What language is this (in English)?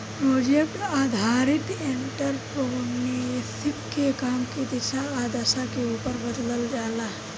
Bhojpuri